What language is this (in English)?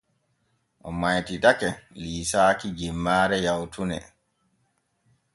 Borgu Fulfulde